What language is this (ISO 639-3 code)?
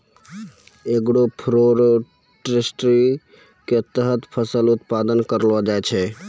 mai